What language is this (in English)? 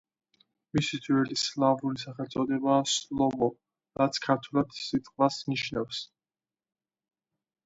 Georgian